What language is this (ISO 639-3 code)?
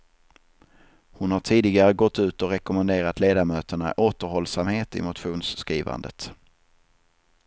swe